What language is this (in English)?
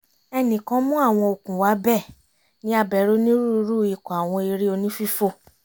Yoruba